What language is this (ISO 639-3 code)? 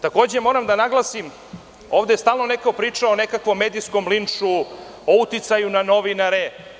srp